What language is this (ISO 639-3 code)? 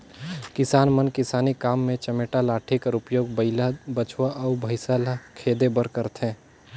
hne